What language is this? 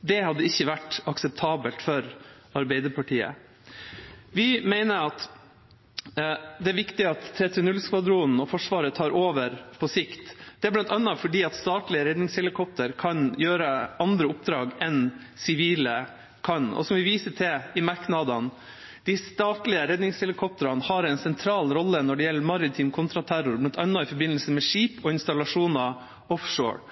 Norwegian Bokmål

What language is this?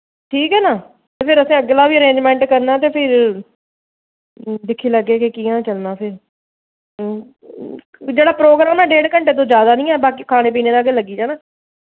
Dogri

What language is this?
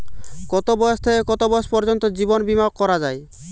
Bangla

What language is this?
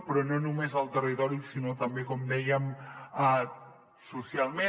Catalan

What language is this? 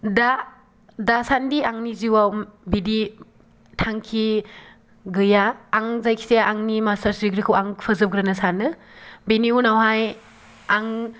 Bodo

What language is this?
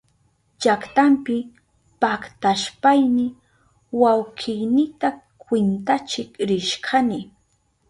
Southern Pastaza Quechua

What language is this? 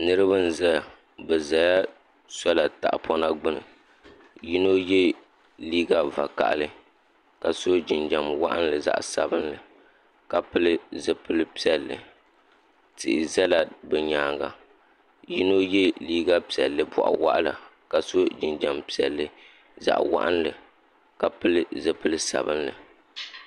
Dagbani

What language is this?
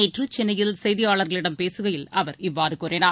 Tamil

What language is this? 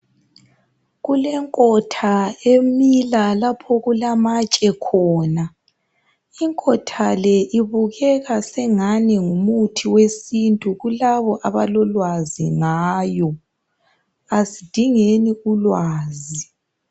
North Ndebele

